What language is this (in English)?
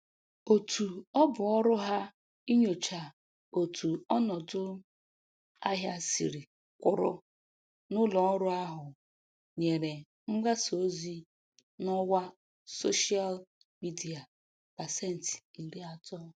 Igbo